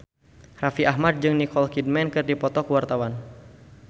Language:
Sundanese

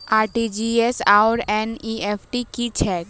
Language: Maithili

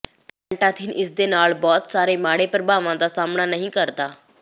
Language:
Punjabi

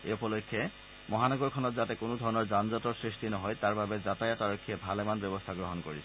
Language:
Assamese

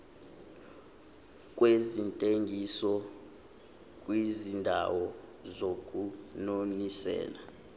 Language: Zulu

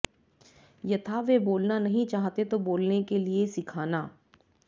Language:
Sanskrit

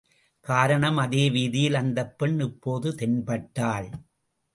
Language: Tamil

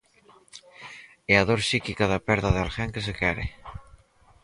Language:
Galician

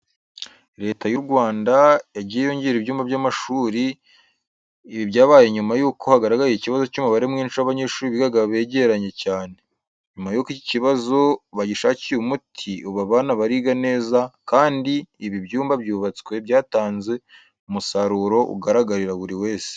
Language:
Kinyarwanda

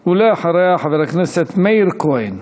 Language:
Hebrew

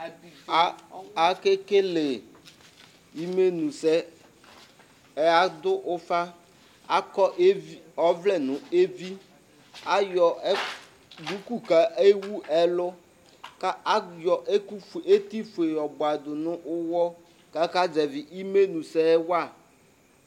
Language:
Ikposo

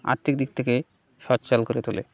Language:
Bangla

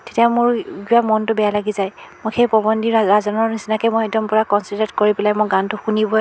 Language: Assamese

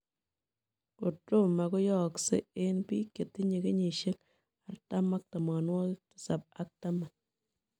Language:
Kalenjin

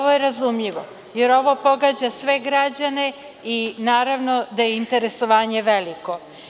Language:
Serbian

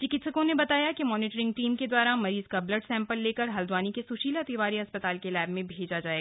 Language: Hindi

